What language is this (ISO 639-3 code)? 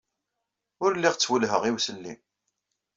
kab